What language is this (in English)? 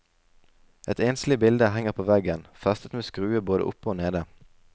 Norwegian